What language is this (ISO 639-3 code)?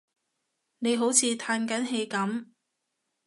yue